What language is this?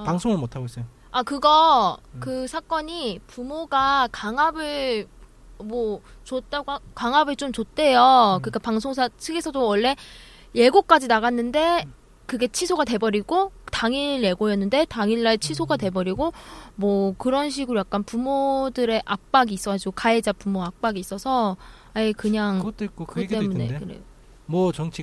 Korean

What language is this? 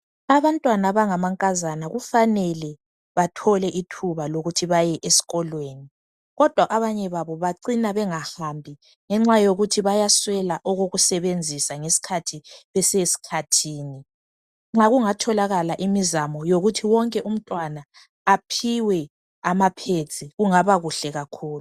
North Ndebele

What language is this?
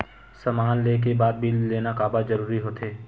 Chhattisgarhi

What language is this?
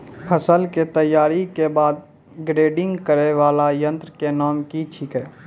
Maithili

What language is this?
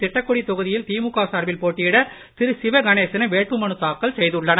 Tamil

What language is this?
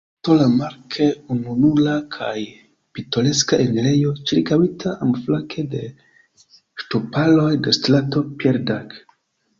Esperanto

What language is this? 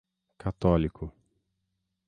Portuguese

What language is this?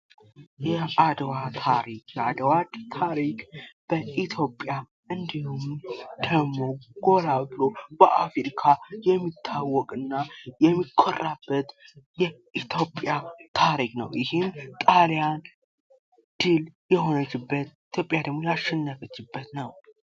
Amharic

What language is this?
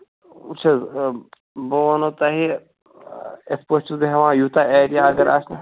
Kashmiri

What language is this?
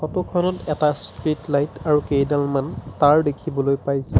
Assamese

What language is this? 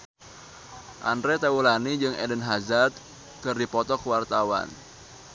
Sundanese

